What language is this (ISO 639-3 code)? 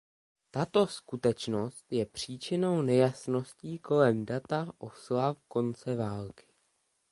ces